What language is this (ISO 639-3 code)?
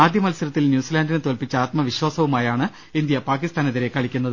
mal